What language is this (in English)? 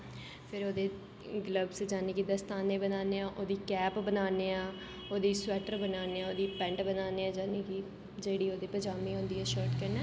Dogri